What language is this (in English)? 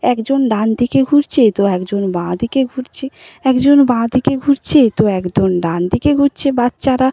Bangla